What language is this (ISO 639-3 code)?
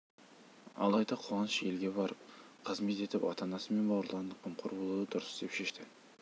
kaz